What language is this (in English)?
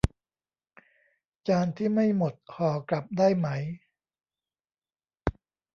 Thai